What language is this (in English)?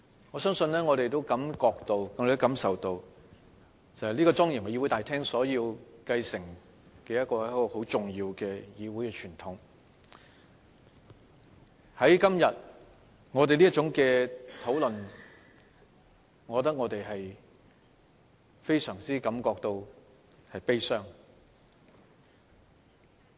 Cantonese